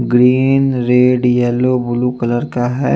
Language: Hindi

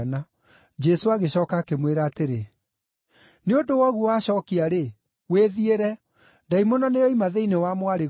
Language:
Kikuyu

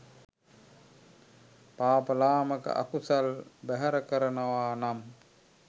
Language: Sinhala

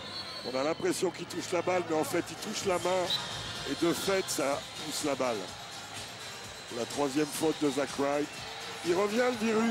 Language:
French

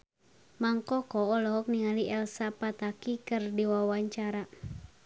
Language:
Sundanese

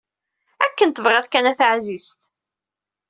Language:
Kabyle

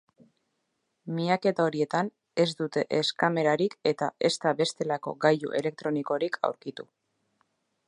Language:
Basque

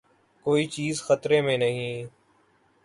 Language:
Urdu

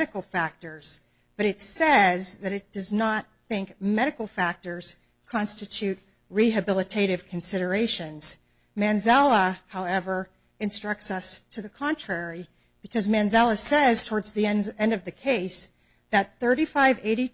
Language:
English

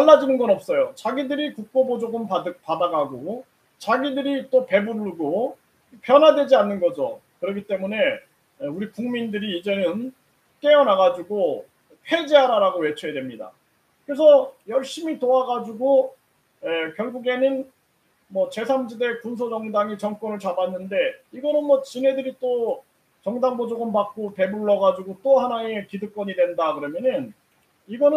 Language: Korean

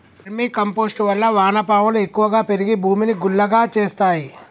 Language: Telugu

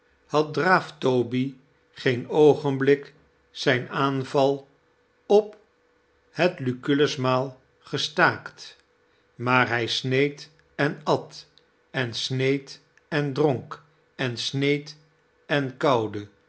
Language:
Dutch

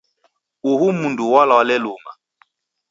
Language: Taita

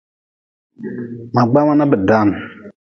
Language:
Nawdm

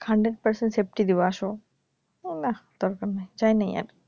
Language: Bangla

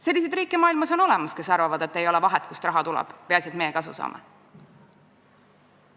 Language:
Estonian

